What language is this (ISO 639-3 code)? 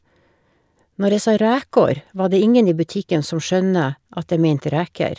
nor